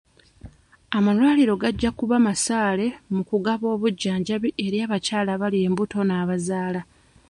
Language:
Ganda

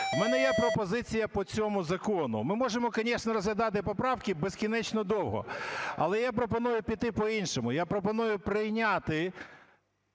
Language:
Ukrainian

